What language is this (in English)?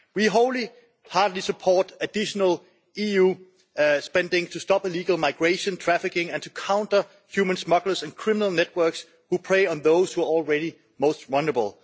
English